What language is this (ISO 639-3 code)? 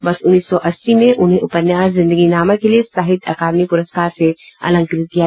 hin